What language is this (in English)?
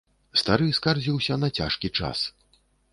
Belarusian